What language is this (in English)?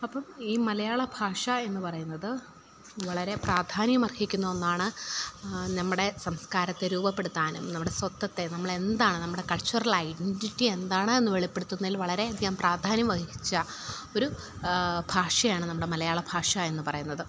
Malayalam